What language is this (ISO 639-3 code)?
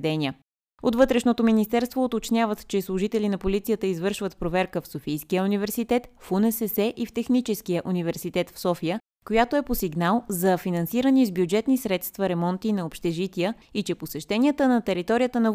bul